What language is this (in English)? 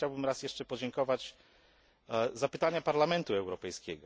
Polish